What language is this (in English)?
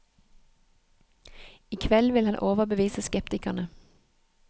Norwegian